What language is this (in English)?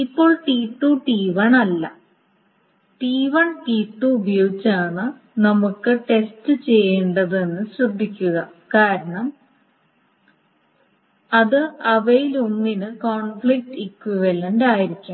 Malayalam